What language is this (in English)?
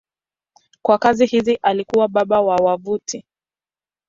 Swahili